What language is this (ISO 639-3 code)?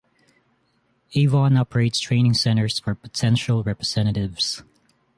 eng